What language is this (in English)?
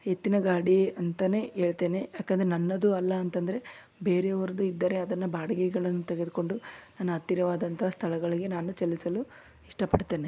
Kannada